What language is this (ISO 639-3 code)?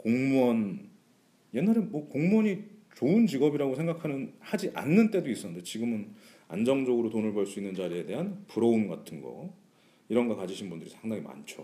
kor